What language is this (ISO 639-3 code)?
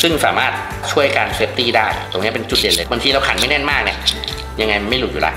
tha